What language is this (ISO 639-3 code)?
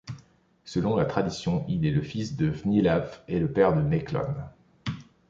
fra